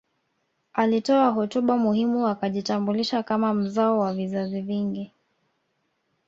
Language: Swahili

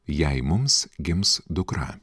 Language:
Lithuanian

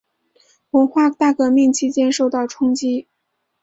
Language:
Chinese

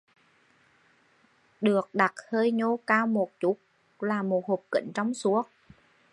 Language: Vietnamese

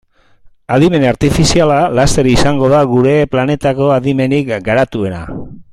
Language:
Basque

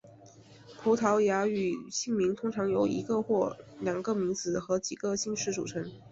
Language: Chinese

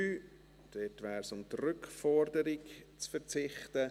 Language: Swiss German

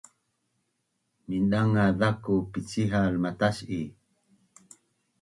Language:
Bunun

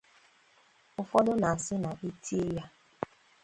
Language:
Igbo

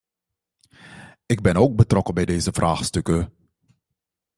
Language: Dutch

